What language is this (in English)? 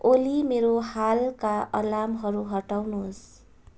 Nepali